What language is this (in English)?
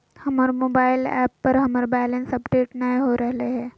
Magahi